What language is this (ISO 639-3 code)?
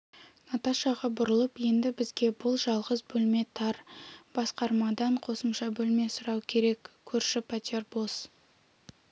kaz